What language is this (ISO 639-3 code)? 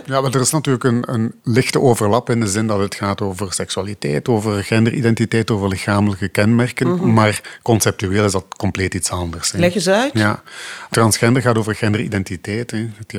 nld